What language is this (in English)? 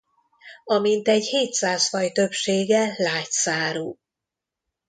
Hungarian